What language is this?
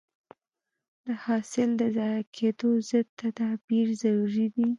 Pashto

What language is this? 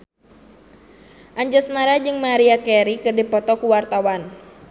Sundanese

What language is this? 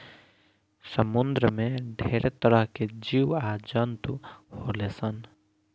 Bhojpuri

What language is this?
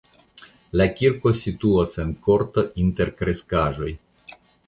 Esperanto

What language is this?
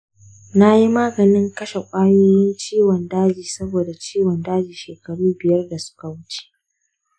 Hausa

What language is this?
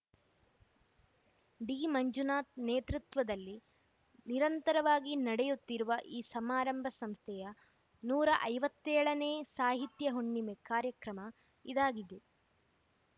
Kannada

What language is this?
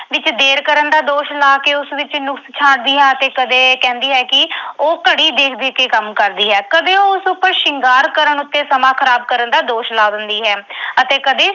Punjabi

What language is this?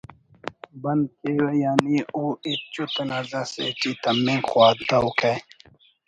Brahui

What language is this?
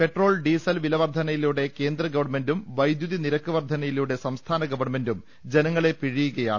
Malayalam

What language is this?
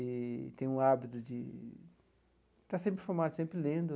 Portuguese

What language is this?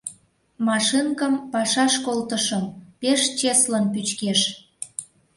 Mari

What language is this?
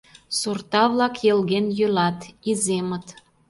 Mari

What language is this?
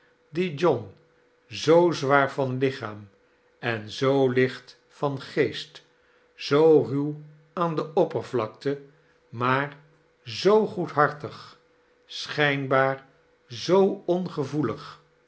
Dutch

